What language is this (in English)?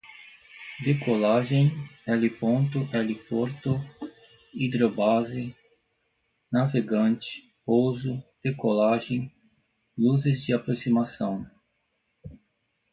Portuguese